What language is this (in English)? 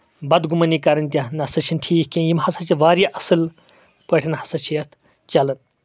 Kashmiri